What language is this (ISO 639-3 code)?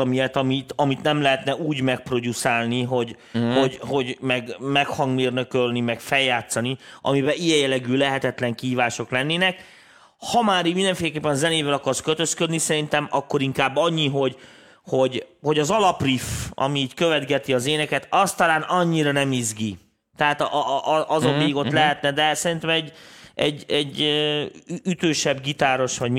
hun